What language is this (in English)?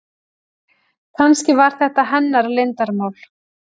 Icelandic